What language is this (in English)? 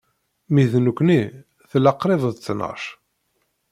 Kabyle